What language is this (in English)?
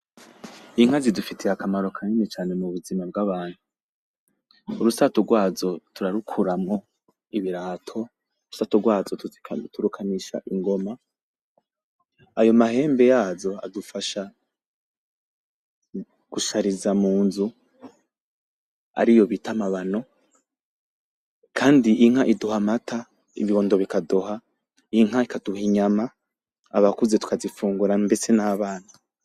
Rundi